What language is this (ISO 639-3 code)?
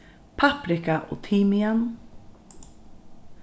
fao